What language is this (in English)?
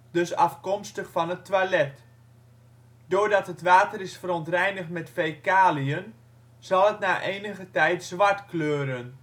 Dutch